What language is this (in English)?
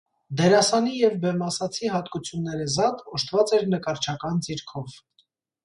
Armenian